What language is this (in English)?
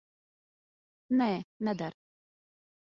Latvian